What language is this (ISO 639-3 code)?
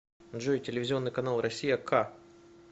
rus